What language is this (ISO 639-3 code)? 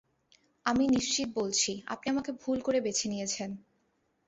ben